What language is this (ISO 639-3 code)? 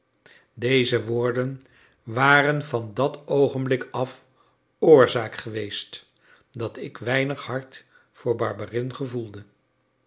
nld